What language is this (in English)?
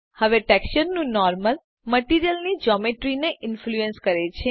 Gujarati